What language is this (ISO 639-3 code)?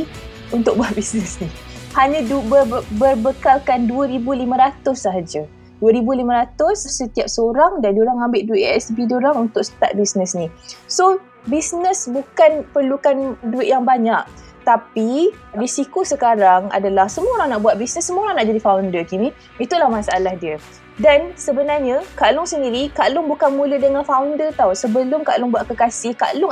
msa